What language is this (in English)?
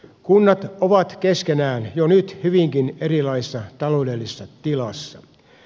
Finnish